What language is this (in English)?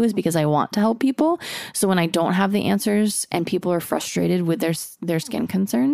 English